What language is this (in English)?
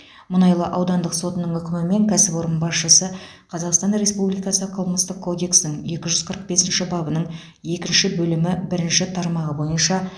Kazakh